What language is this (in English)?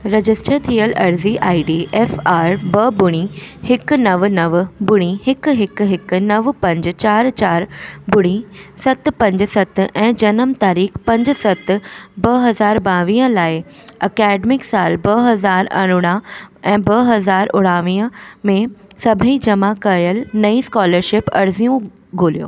Sindhi